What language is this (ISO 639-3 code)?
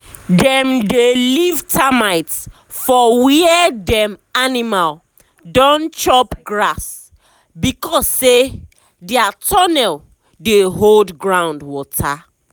pcm